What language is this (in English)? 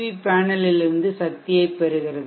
Tamil